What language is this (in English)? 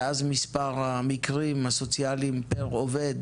Hebrew